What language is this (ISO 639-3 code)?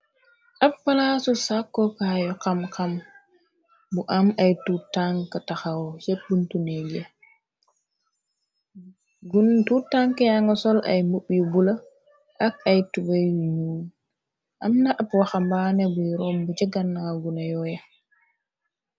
wol